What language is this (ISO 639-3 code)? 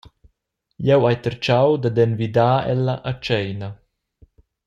roh